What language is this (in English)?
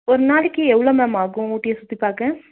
Tamil